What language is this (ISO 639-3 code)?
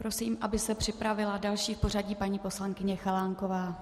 ces